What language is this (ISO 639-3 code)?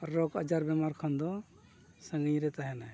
sat